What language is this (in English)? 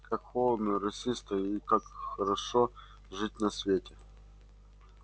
Russian